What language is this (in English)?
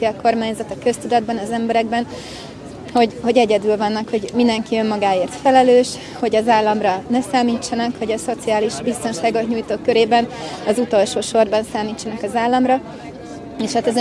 Hungarian